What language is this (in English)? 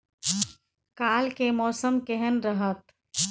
Maithili